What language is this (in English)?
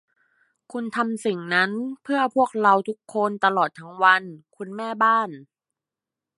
Thai